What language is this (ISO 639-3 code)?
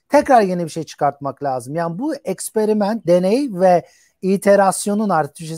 tur